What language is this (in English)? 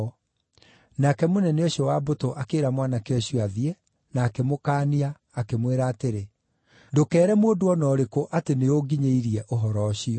Kikuyu